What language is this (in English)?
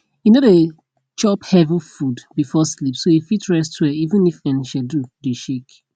Nigerian Pidgin